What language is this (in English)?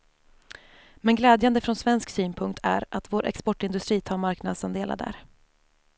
Swedish